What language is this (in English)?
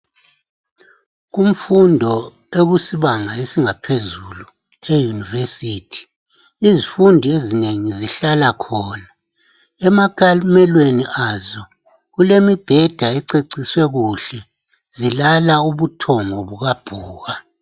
North Ndebele